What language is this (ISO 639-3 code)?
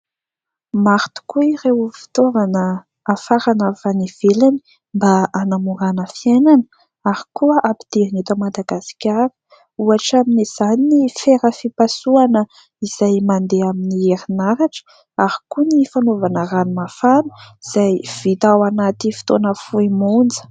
mlg